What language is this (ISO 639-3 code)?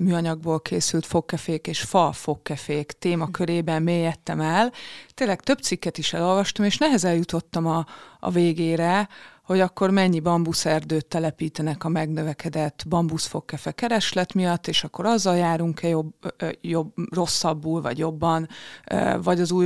hun